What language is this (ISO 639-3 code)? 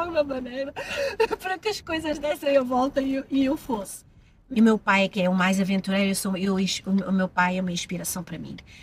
por